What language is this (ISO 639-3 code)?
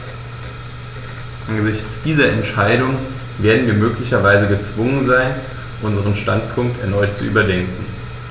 deu